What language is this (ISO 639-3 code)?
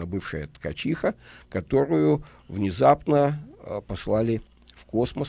rus